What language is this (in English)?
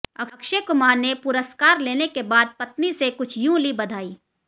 Hindi